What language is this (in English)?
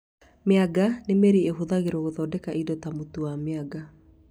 Kikuyu